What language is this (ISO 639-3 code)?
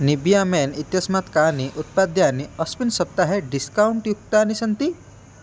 san